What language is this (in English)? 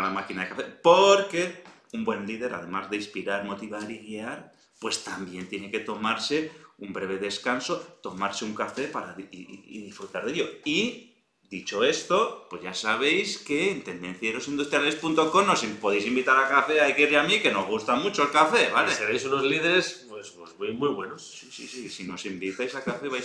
Spanish